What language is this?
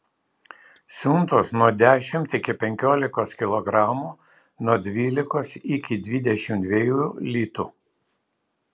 Lithuanian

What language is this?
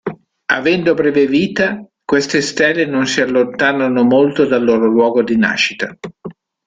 Italian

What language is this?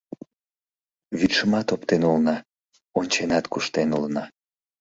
Mari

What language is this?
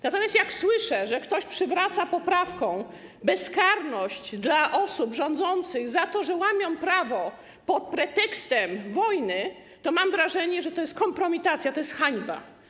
Polish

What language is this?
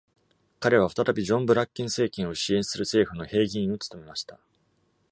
Japanese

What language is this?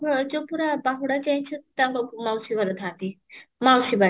Odia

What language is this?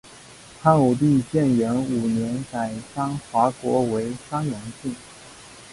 Chinese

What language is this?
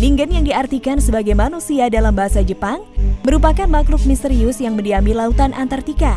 Indonesian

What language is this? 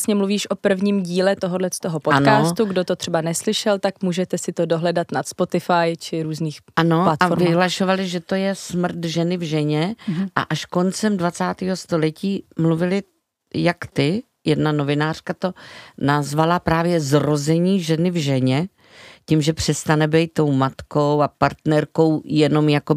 Czech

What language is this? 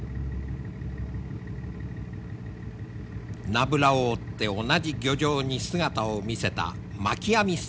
Japanese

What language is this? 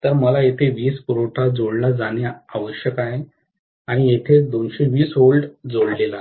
Marathi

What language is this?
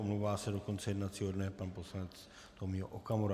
Czech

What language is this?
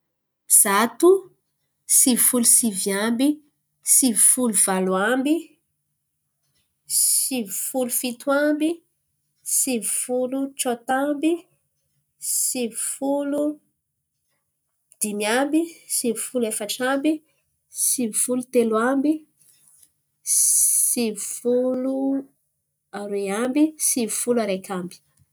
Antankarana Malagasy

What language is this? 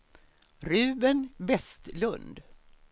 Swedish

